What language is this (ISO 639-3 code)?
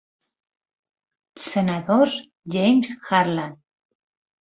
cat